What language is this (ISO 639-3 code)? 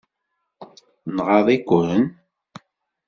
kab